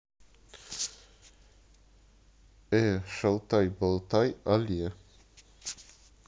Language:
Russian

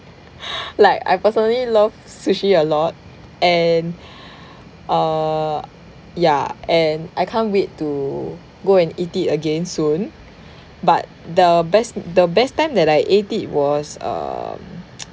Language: English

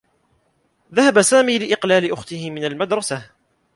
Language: Arabic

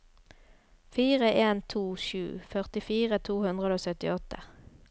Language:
Norwegian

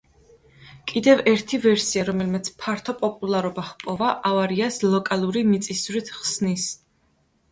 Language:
Georgian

